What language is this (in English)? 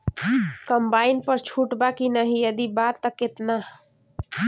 Bhojpuri